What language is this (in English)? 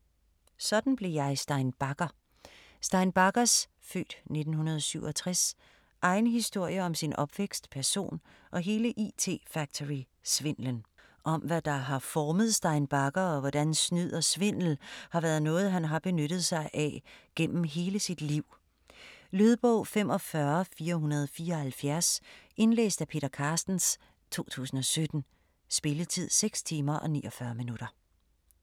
Danish